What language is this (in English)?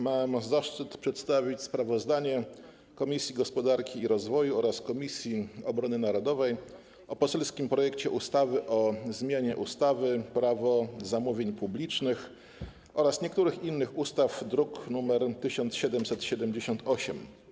Polish